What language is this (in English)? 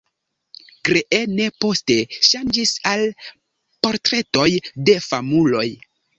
Esperanto